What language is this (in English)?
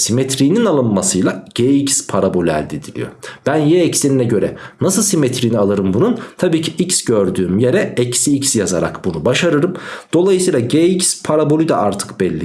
Turkish